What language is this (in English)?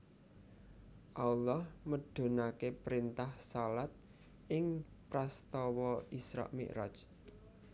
Javanese